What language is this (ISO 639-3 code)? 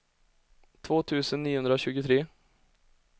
swe